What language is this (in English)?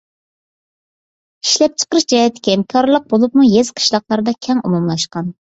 Uyghur